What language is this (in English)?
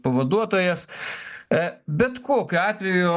Lithuanian